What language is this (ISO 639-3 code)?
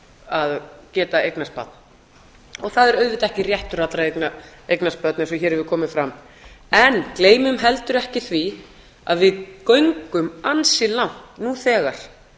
isl